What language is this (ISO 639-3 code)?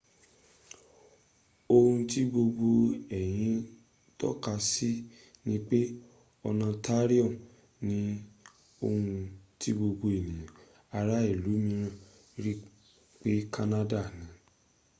yor